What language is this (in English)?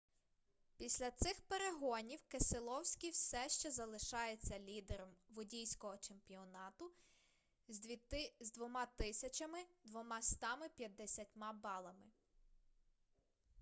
Ukrainian